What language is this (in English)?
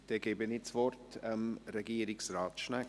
Swiss German